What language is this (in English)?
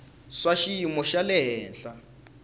Tsonga